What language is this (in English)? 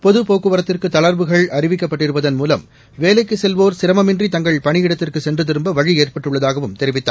Tamil